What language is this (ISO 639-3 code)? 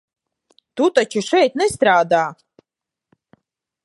lav